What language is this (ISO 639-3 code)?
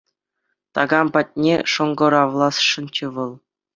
chv